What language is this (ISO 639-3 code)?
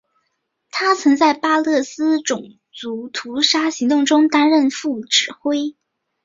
zho